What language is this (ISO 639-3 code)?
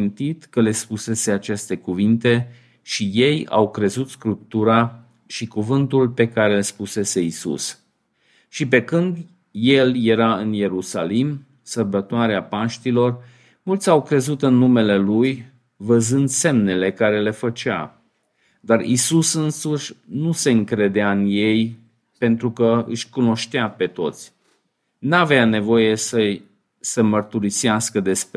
ron